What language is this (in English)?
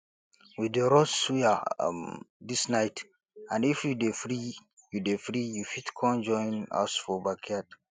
Nigerian Pidgin